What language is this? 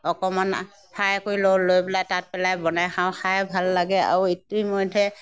Assamese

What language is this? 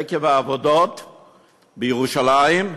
Hebrew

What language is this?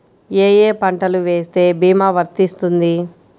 Telugu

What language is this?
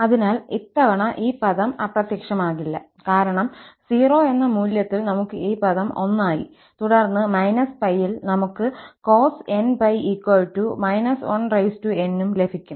Malayalam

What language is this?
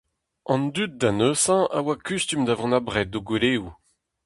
Breton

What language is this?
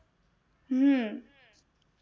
Gujarati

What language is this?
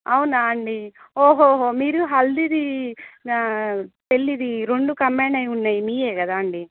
Telugu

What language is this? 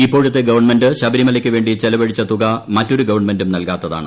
Malayalam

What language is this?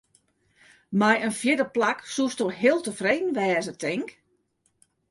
Western Frisian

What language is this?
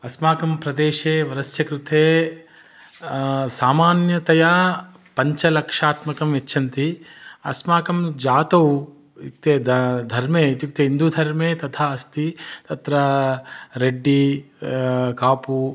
Sanskrit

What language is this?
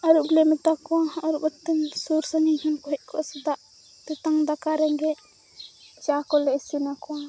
Santali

